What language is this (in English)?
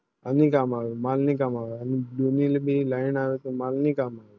Gujarati